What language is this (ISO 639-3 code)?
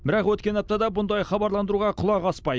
kaz